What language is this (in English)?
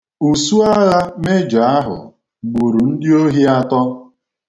Igbo